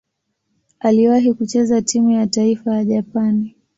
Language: Swahili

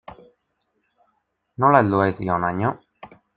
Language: Basque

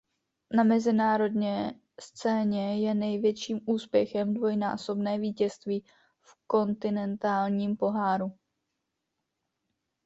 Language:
Czech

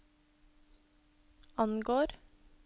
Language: Norwegian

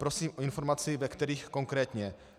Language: Czech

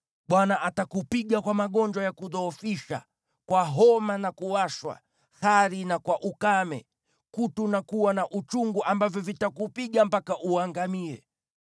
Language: Swahili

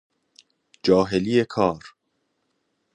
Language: Persian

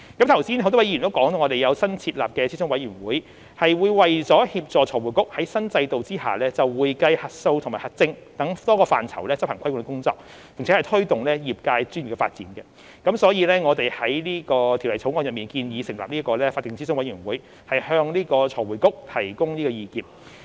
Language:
Cantonese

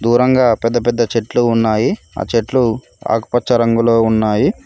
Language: Telugu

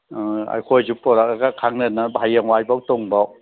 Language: Manipuri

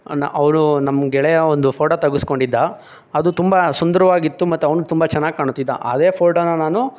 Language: Kannada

